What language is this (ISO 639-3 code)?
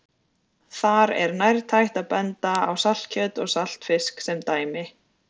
isl